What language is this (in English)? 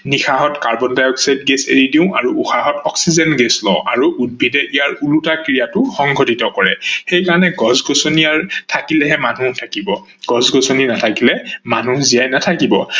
Assamese